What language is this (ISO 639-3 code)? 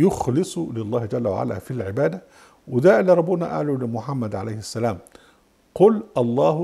ara